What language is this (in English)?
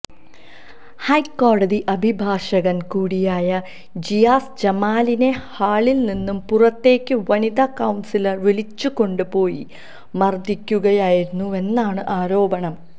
Malayalam